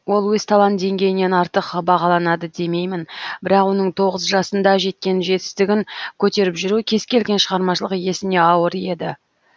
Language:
Kazakh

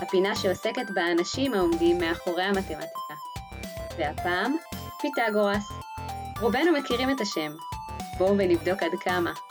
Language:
Hebrew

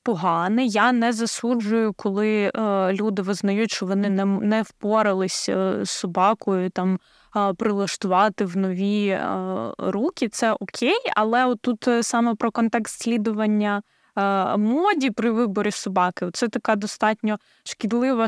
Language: Ukrainian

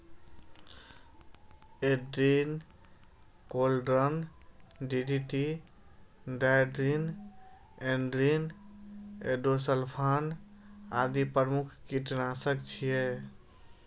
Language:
Maithili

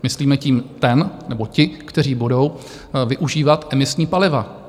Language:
Czech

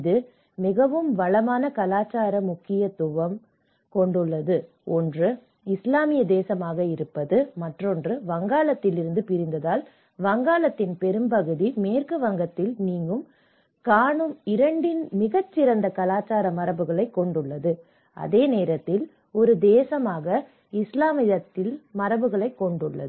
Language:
Tamil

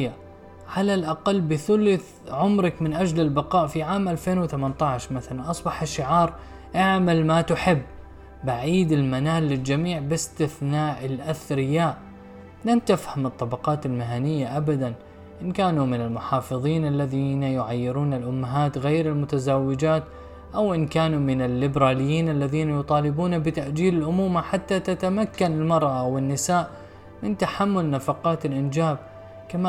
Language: Arabic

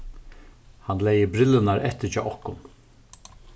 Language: Faroese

